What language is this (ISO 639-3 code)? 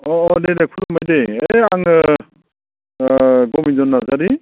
brx